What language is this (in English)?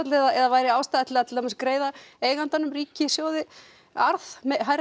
Icelandic